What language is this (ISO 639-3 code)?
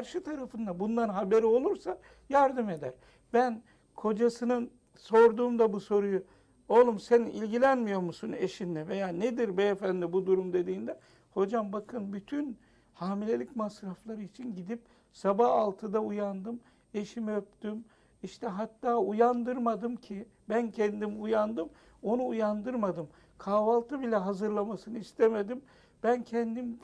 tur